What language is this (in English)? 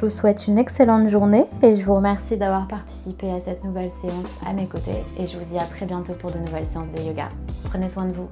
French